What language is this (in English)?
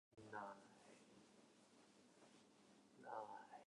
Japanese